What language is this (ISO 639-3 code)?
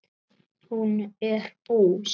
isl